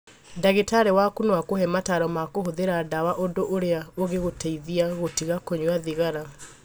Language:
Kikuyu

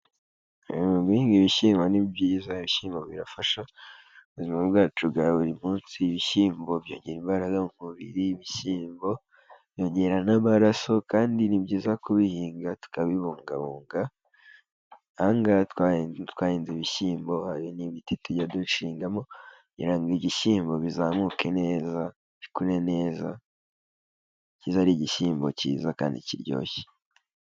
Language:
Kinyarwanda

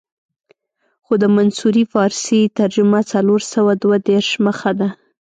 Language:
Pashto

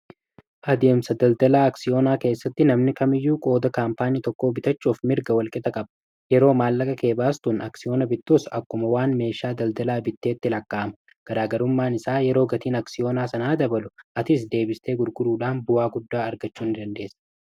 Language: Oromo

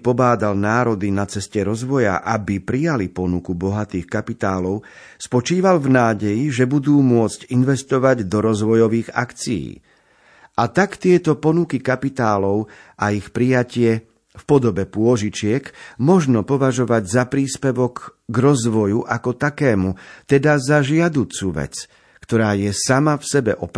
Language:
Slovak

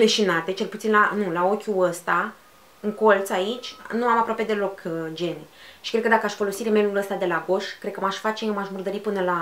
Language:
Romanian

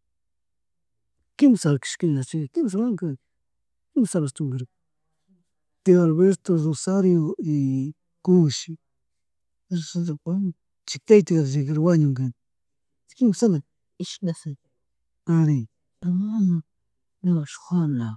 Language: Chimborazo Highland Quichua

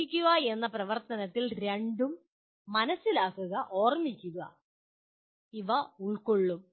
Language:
Malayalam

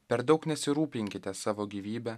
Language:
Lithuanian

